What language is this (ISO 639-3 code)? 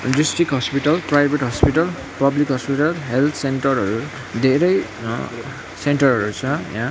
nep